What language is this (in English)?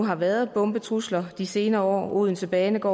Danish